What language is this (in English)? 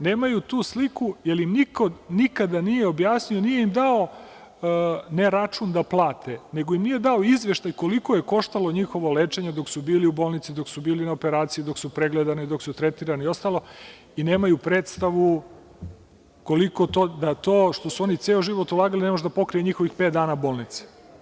Serbian